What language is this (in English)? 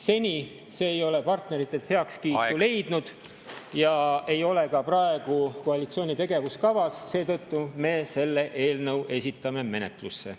Estonian